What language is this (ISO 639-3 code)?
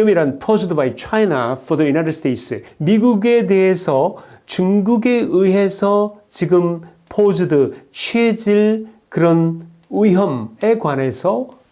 kor